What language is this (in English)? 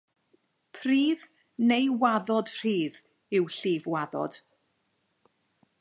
Welsh